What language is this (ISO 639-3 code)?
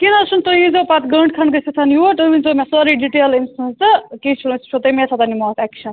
kas